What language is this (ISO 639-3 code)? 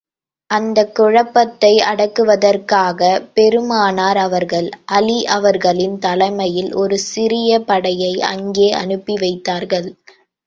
tam